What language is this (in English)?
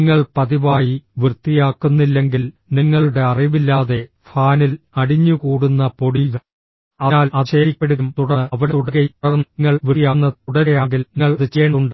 Malayalam